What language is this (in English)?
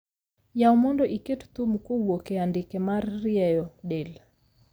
Luo (Kenya and Tanzania)